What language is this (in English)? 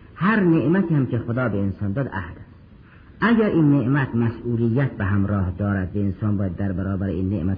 Persian